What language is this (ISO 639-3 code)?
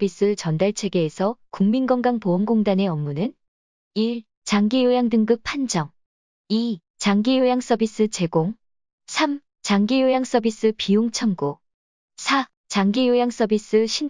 kor